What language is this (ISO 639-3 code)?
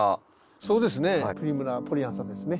jpn